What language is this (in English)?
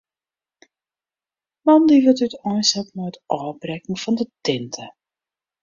Western Frisian